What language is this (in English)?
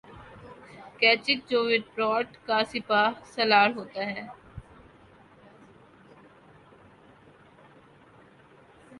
Urdu